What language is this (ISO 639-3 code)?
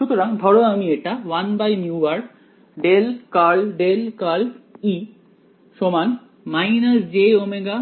ben